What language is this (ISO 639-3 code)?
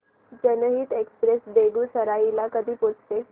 mar